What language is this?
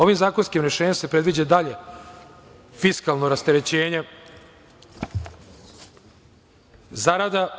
Serbian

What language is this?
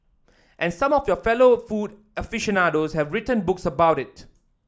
English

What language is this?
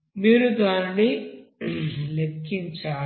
Telugu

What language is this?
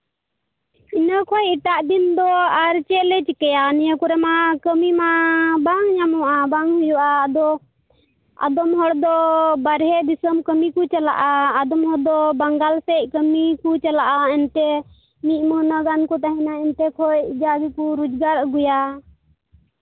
Santali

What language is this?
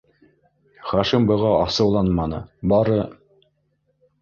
Bashkir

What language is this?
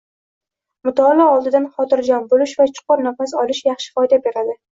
Uzbek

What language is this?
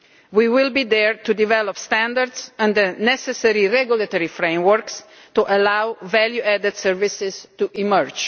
English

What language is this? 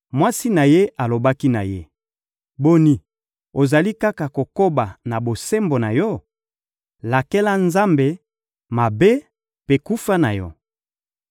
Lingala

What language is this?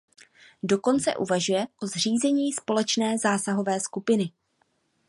Czech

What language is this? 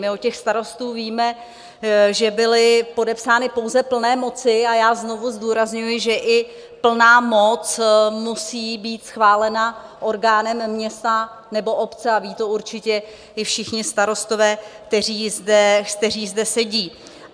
Czech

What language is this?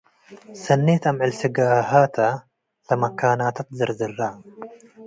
Tigre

